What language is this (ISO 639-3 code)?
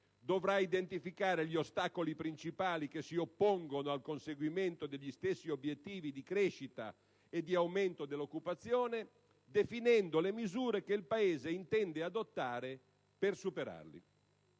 ita